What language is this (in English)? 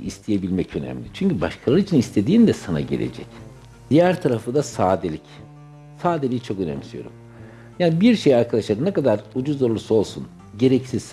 Turkish